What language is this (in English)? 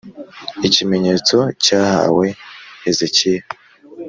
Kinyarwanda